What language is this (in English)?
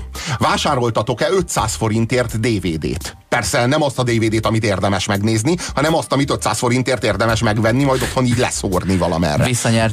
Hungarian